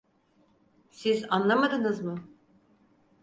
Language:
Turkish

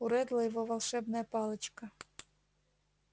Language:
Russian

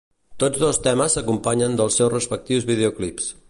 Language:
Catalan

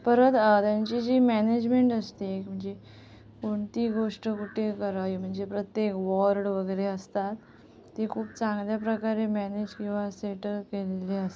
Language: Marathi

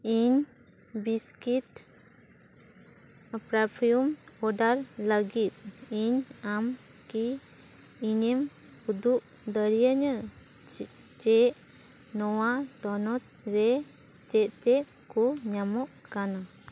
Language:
Santali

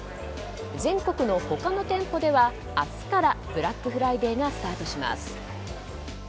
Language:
Japanese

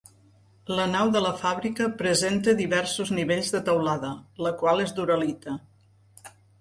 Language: Catalan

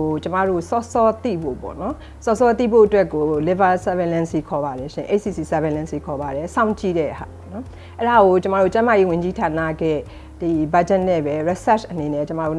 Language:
Korean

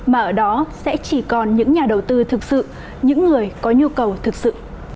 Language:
Vietnamese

